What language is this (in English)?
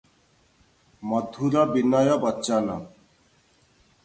Odia